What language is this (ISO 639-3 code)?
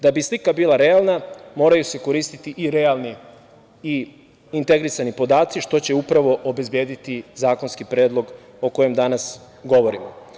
srp